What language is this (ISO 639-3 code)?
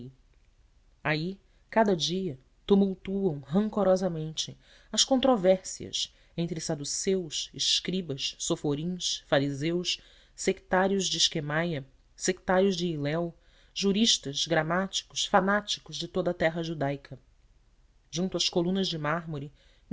por